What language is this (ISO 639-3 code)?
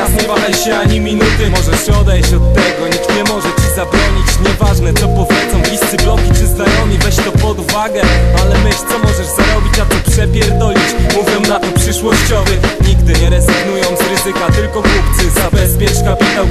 pol